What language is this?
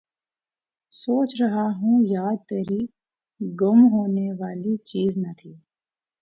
Urdu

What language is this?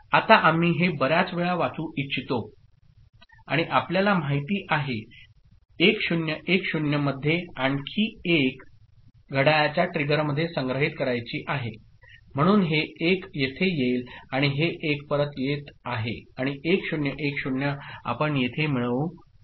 Marathi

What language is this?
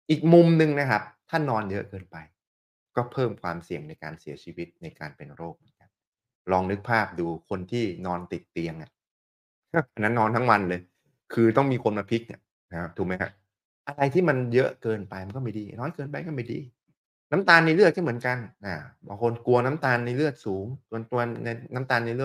Thai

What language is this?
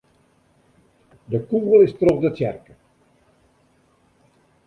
Western Frisian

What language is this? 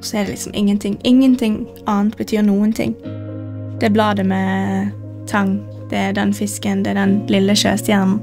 Norwegian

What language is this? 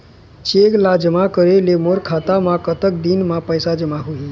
Chhattisgarhi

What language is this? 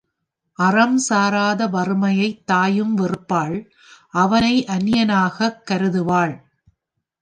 Tamil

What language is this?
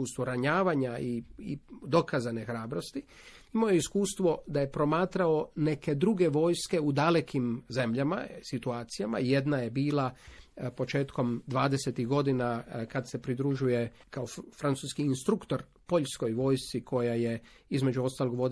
Croatian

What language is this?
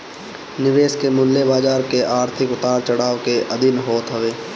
Bhojpuri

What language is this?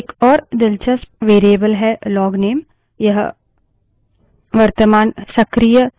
Hindi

